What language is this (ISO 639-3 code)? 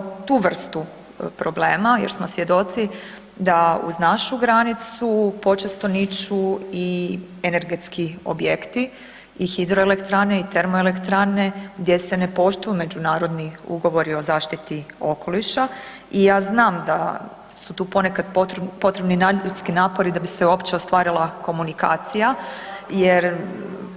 hrv